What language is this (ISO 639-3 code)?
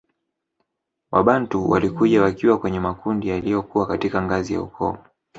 swa